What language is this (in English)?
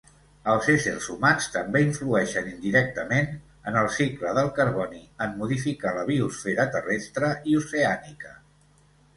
Catalan